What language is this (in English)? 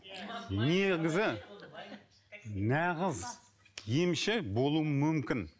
Kazakh